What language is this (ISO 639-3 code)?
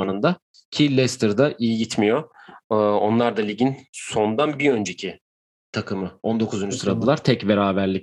tur